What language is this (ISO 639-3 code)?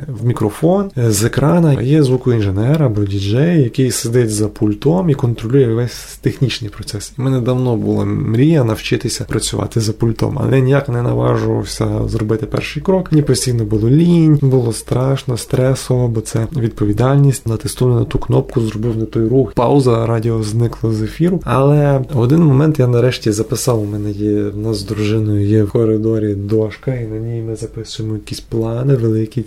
ukr